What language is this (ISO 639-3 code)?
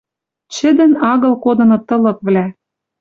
mrj